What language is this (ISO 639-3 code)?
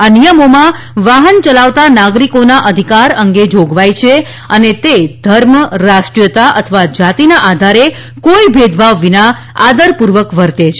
guj